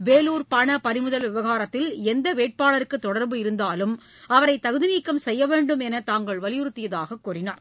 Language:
Tamil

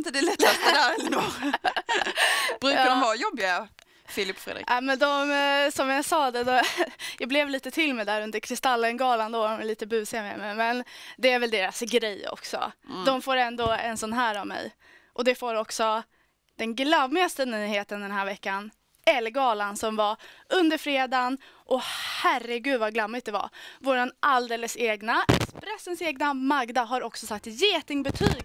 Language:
Swedish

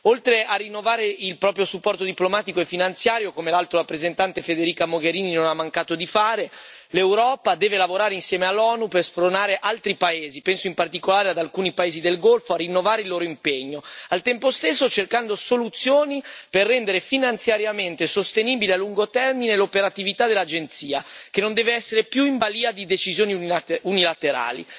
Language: Italian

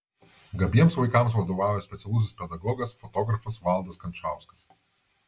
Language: Lithuanian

